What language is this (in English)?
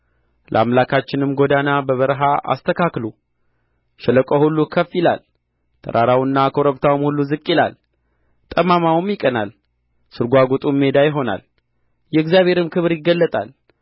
Amharic